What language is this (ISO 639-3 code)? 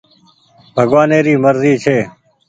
gig